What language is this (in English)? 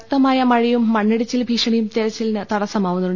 Malayalam